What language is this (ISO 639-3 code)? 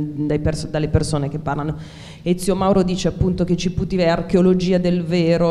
ita